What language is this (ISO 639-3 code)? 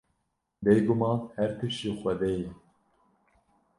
kur